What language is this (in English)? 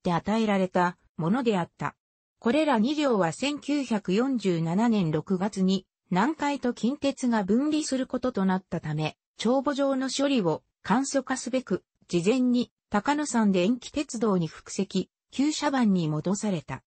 Japanese